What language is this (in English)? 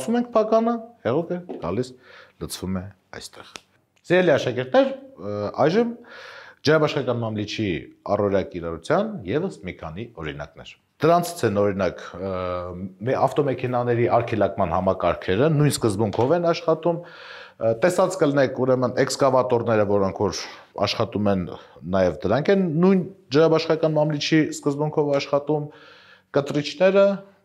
Turkish